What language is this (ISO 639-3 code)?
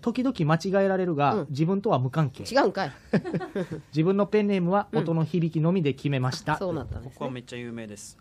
jpn